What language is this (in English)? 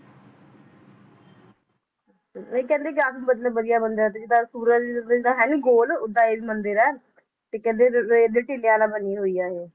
Punjabi